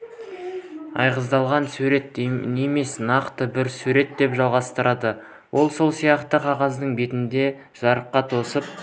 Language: Kazakh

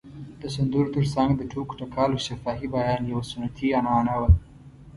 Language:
Pashto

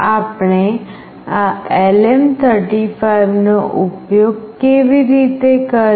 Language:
Gujarati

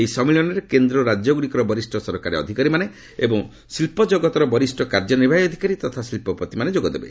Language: Odia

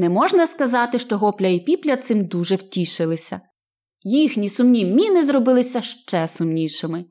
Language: Ukrainian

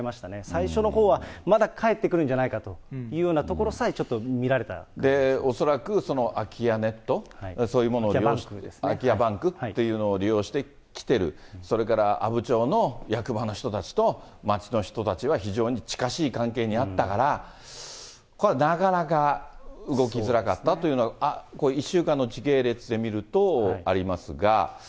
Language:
Japanese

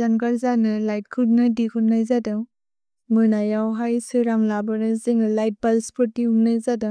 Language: Bodo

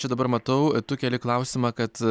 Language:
Lithuanian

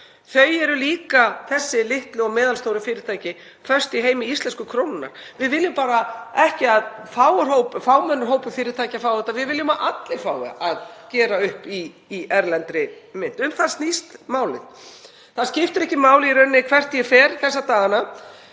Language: Icelandic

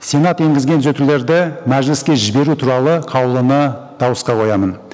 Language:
Kazakh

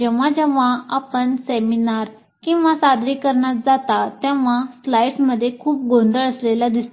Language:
Marathi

